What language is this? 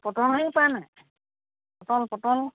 Assamese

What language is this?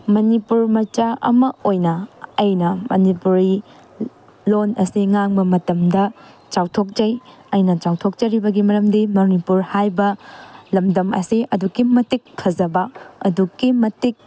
Manipuri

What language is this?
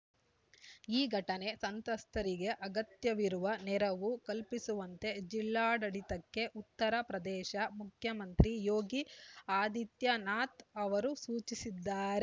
Kannada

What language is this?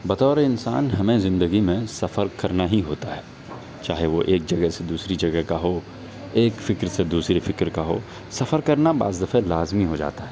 Urdu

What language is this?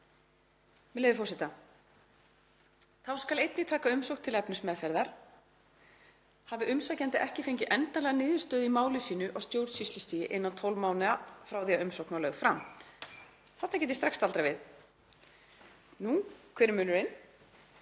Icelandic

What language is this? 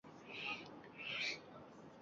Uzbek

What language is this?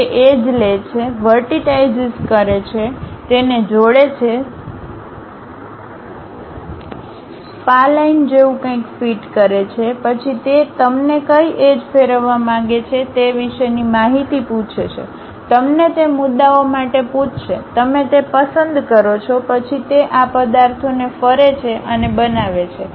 Gujarati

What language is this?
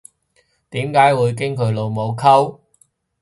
Cantonese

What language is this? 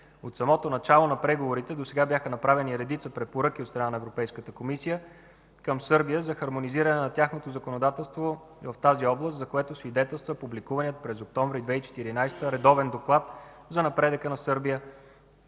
Bulgarian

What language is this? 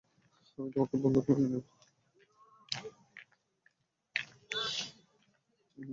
Bangla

